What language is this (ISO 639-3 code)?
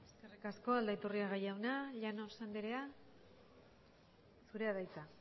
eus